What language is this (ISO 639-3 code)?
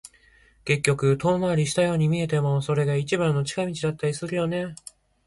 jpn